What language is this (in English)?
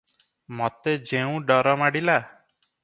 Odia